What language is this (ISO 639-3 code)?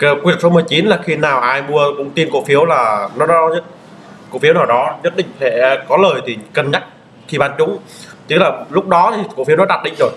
vie